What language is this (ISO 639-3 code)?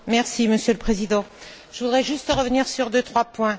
fra